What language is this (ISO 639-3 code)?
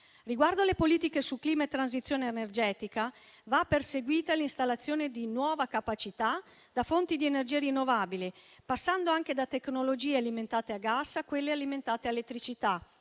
ita